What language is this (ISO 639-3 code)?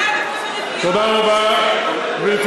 heb